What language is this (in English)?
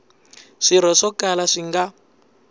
Tsonga